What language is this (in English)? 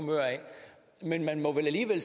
Danish